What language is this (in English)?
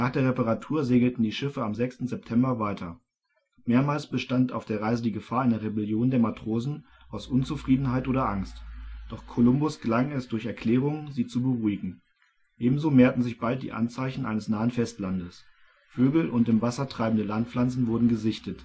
German